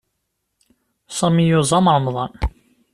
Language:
Kabyle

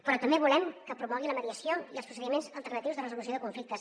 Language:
Catalan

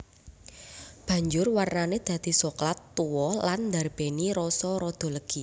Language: Javanese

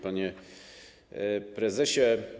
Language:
Polish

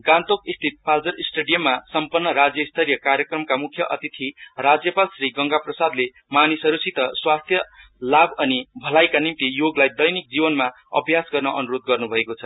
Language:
Nepali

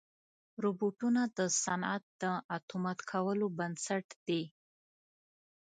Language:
Pashto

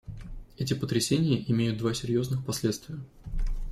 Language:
Russian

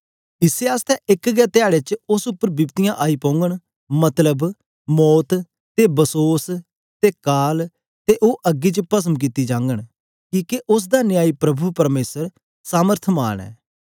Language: Dogri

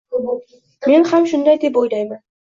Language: Uzbek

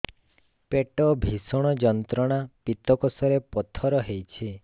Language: Odia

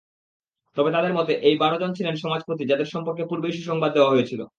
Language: Bangla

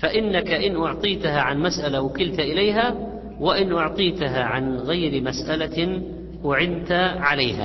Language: Arabic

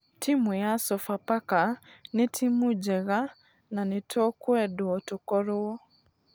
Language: Kikuyu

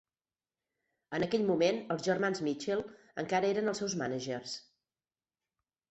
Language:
Catalan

